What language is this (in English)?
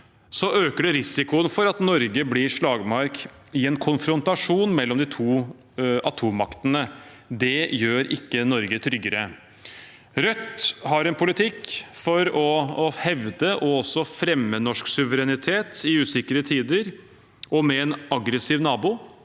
Norwegian